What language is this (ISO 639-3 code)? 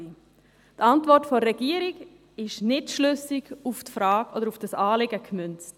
gsw